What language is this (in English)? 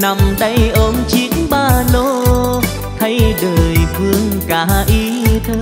Vietnamese